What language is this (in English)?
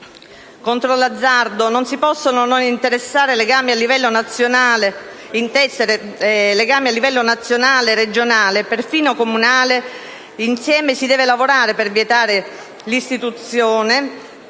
Italian